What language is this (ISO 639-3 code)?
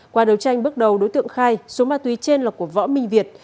vie